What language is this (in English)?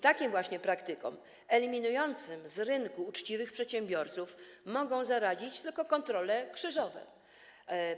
Polish